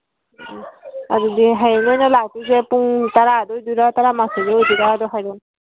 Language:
Manipuri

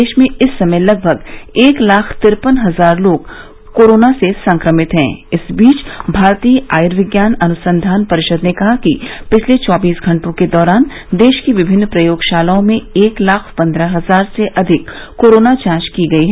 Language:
Hindi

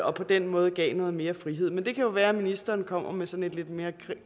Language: Danish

